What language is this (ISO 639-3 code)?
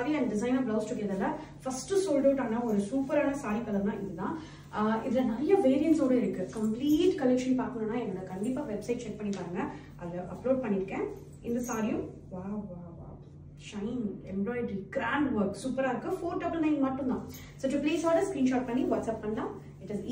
tam